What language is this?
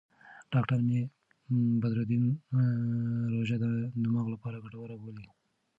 Pashto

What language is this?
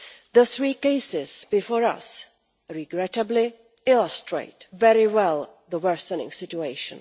English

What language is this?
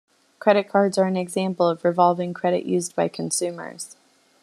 English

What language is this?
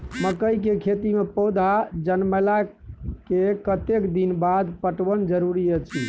Maithili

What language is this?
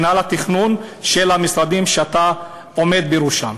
Hebrew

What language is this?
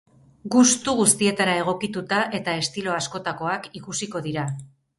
Basque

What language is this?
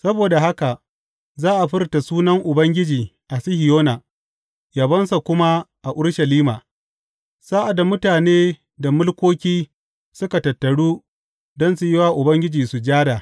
Hausa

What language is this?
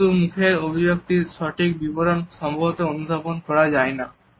Bangla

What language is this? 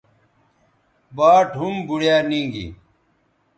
Bateri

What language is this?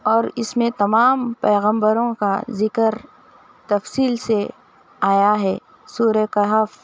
Urdu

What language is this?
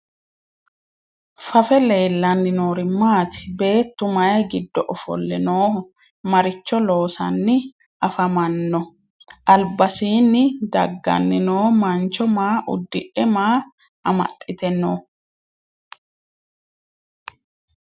Sidamo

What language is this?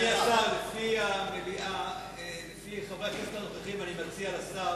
Hebrew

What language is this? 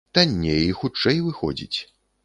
Belarusian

